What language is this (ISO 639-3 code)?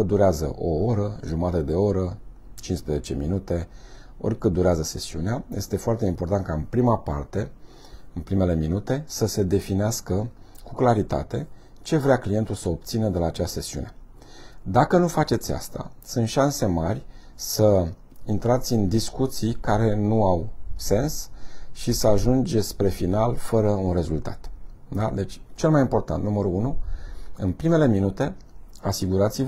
ron